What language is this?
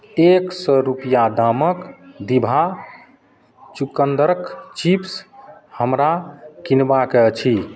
Maithili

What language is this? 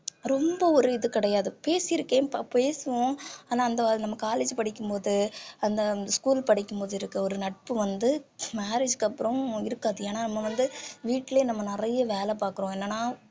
Tamil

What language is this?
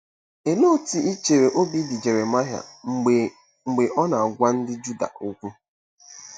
Igbo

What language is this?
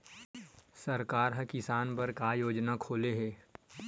Chhattisgarhi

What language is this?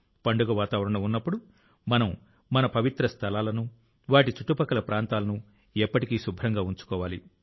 Telugu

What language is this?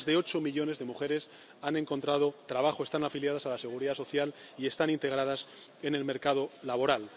Spanish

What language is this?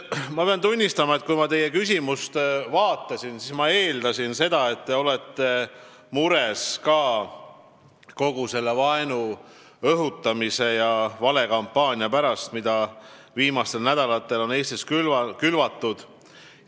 Estonian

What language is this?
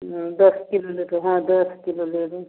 Maithili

